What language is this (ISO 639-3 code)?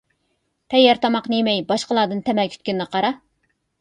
uig